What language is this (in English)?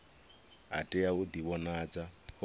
Venda